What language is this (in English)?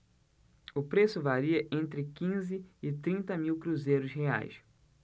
Portuguese